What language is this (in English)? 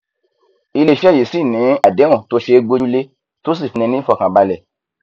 Yoruba